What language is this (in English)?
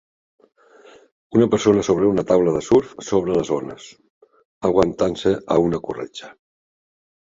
Catalan